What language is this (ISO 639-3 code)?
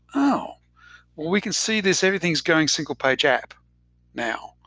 eng